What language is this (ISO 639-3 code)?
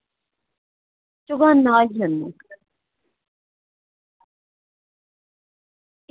doi